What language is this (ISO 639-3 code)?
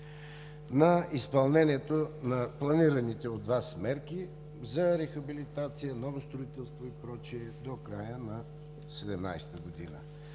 bul